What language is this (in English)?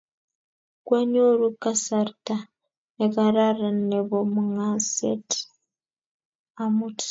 Kalenjin